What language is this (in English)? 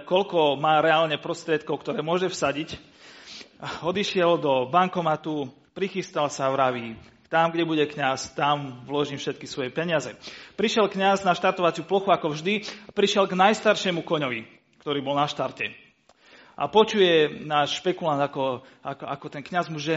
Slovak